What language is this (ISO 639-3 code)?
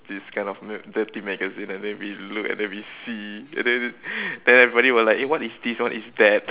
eng